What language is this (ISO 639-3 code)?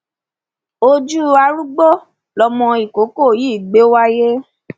yor